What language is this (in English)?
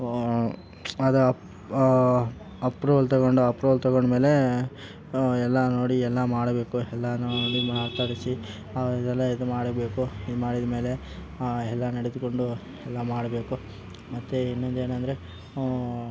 Kannada